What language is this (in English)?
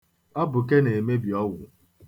Igbo